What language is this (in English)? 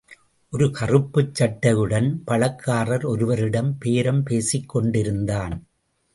Tamil